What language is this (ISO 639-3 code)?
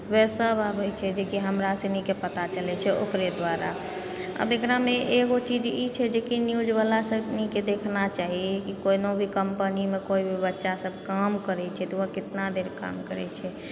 mai